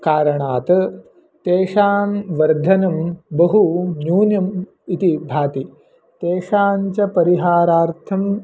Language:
Sanskrit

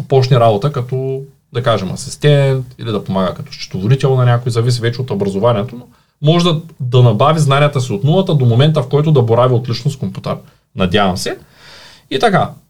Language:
Bulgarian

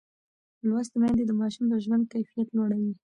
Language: Pashto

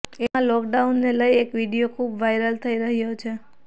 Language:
Gujarati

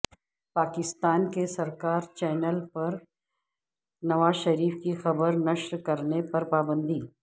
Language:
Urdu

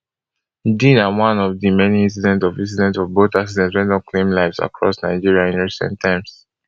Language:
Nigerian Pidgin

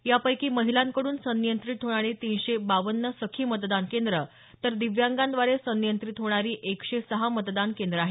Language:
Marathi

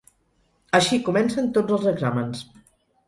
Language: Catalan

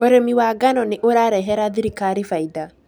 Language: Kikuyu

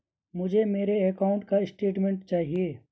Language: Hindi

